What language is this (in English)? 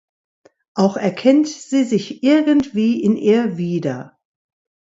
German